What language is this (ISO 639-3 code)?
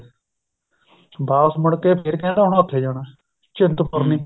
pan